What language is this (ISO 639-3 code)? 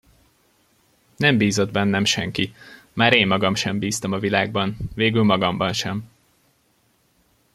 hun